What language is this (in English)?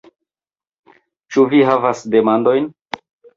Esperanto